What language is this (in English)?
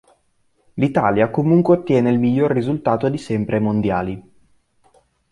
Italian